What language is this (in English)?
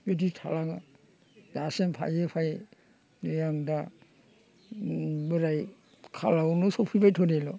Bodo